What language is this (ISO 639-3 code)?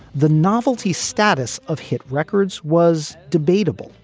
eng